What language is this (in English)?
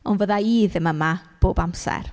Welsh